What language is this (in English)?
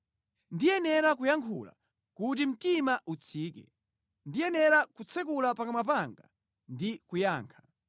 Nyanja